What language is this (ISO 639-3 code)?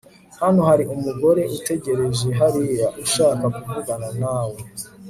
kin